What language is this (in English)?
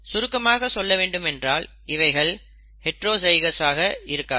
Tamil